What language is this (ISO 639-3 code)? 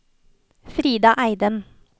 nor